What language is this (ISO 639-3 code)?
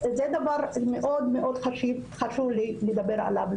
heb